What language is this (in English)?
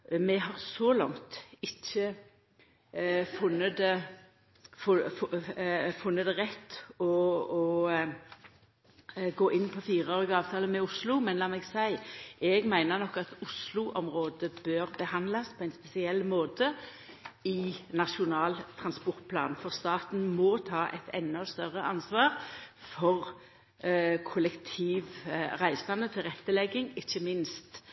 Norwegian Nynorsk